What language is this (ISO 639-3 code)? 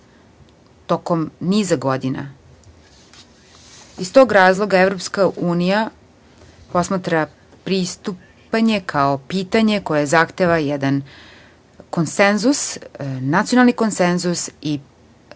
srp